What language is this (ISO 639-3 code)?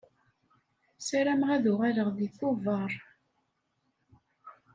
kab